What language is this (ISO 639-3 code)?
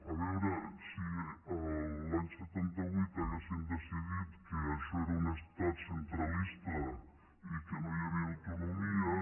cat